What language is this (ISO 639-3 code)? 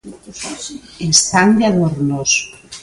glg